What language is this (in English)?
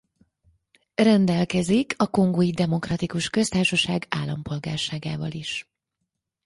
Hungarian